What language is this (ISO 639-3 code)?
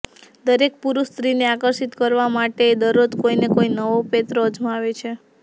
guj